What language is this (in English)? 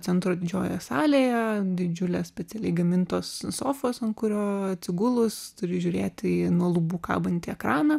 Lithuanian